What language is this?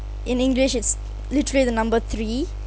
English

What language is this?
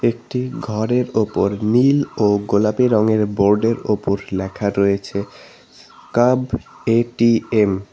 Bangla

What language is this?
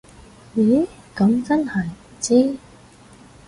Cantonese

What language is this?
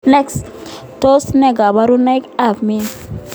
Kalenjin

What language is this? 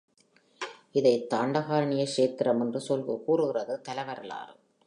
Tamil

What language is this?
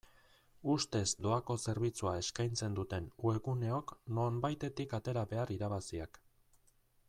Basque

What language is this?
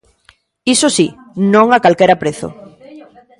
Galician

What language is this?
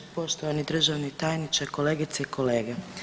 Croatian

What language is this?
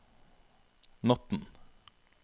Norwegian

